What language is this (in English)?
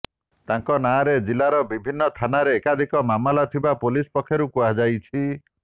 Odia